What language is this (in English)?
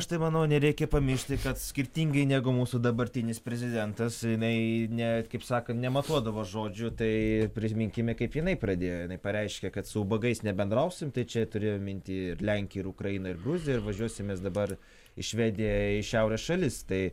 Lithuanian